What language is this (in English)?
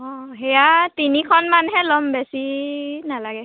Assamese